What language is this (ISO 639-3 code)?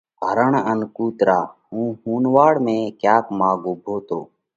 kvx